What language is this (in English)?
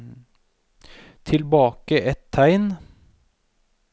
Norwegian